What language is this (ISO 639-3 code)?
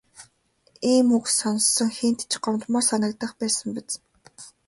mon